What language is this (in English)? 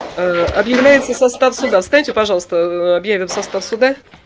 Russian